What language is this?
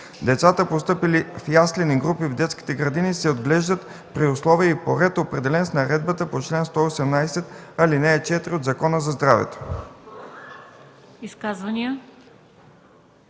Bulgarian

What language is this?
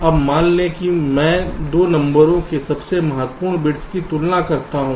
Hindi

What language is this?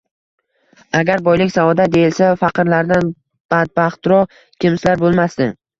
Uzbek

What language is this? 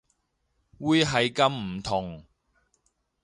Cantonese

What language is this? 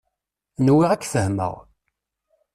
Kabyle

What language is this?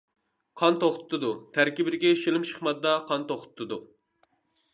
Uyghur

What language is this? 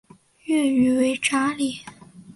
Chinese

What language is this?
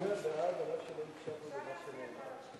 Hebrew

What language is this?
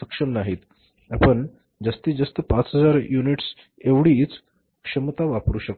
Marathi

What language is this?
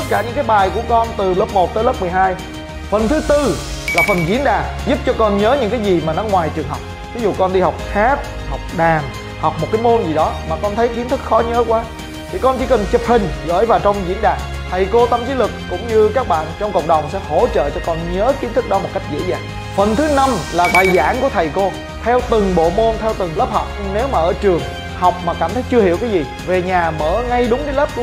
Vietnamese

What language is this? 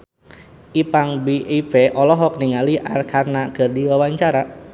Sundanese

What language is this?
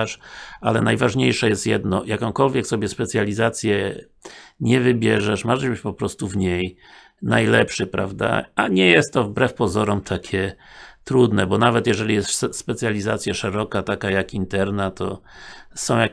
Polish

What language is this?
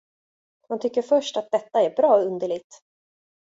Swedish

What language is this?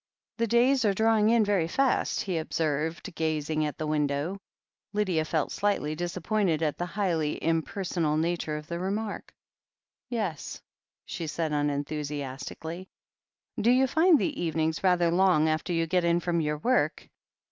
English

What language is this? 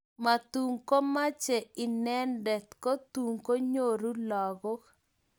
Kalenjin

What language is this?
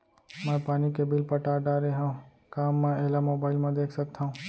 Chhattisgarhi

